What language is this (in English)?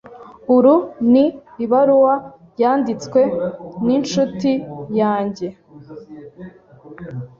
Kinyarwanda